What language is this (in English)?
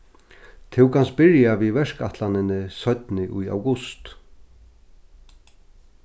Faroese